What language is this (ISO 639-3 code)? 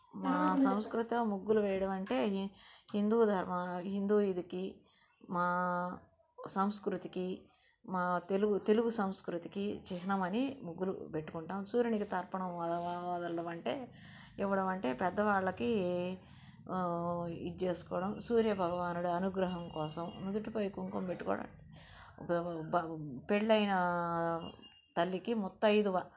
tel